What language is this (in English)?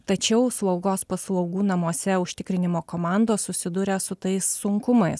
Lithuanian